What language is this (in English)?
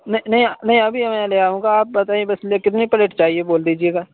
Urdu